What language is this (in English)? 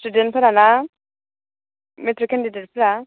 Bodo